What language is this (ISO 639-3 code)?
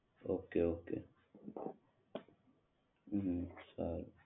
guj